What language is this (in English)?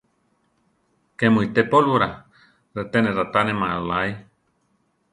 Central Tarahumara